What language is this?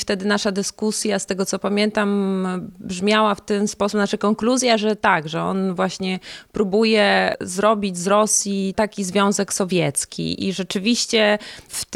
Polish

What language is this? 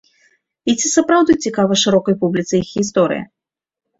Belarusian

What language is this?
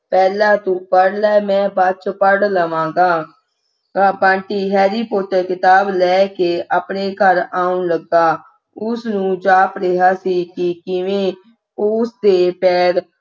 Punjabi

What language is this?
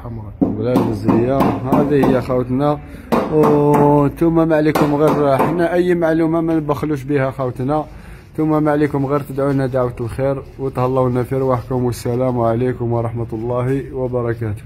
Arabic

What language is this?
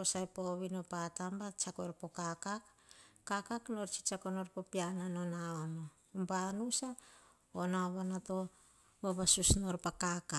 Hahon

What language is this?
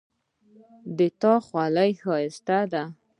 Pashto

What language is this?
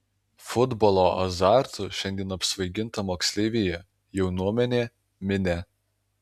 Lithuanian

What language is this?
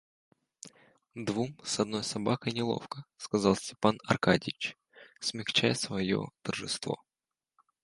Russian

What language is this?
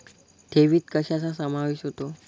Marathi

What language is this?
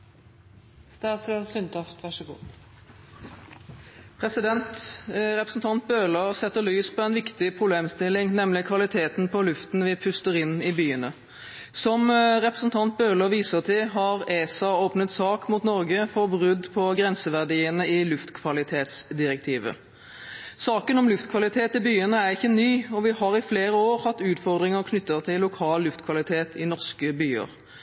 Norwegian Bokmål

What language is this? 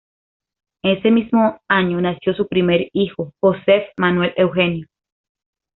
Spanish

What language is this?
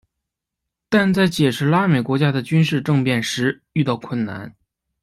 Chinese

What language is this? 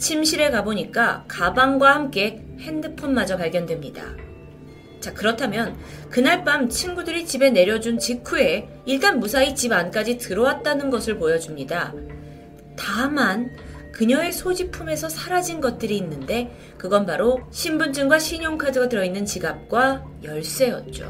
Korean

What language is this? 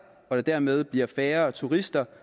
Danish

